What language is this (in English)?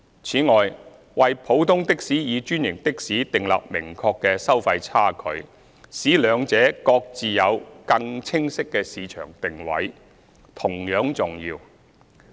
Cantonese